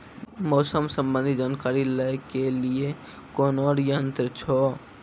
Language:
Maithili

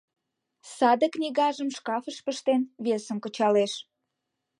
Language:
Mari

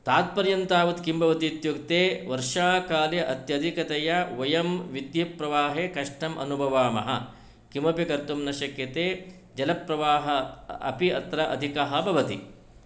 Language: Sanskrit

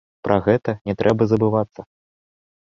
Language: Belarusian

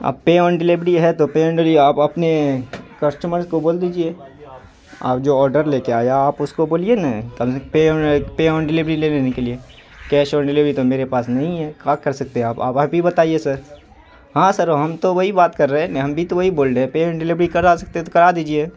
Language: Urdu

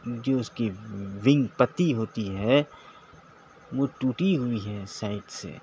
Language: Urdu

